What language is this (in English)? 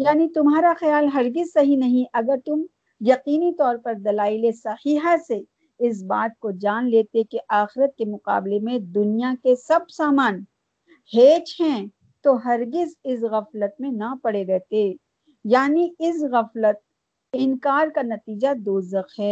Urdu